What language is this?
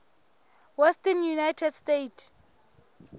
Southern Sotho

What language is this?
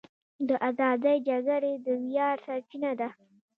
Pashto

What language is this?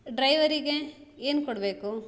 Kannada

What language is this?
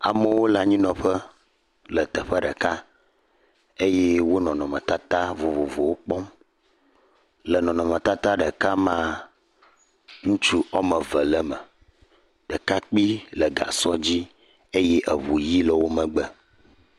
Ewe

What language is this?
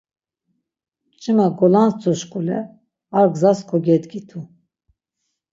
Laz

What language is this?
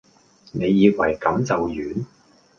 Cantonese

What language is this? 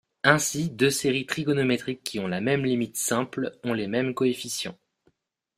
French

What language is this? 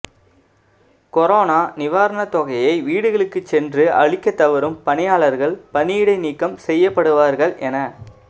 Tamil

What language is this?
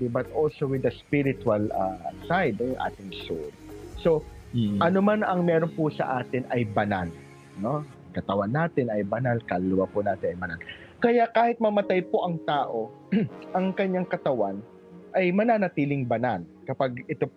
Filipino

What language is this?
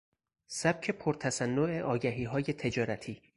Persian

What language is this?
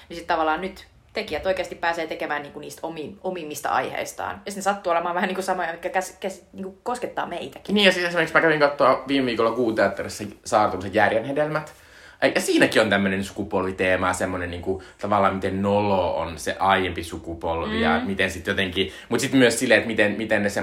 Finnish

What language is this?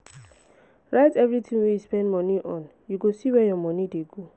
Nigerian Pidgin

